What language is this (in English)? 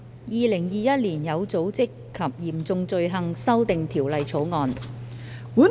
Cantonese